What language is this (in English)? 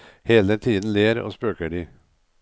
Norwegian